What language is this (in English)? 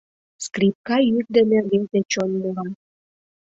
Mari